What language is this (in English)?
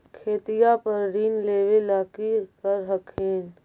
Magahi